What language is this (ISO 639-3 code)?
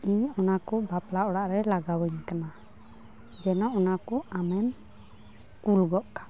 sat